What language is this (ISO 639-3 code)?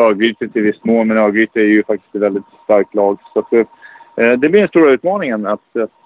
swe